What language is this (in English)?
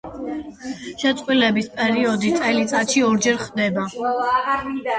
Georgian